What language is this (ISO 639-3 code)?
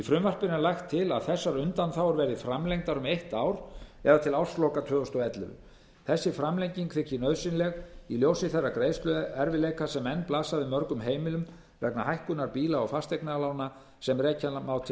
isl